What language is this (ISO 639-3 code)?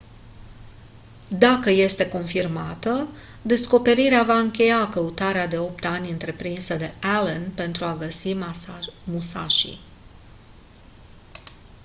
ron